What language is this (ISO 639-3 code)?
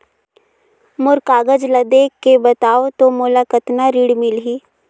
hne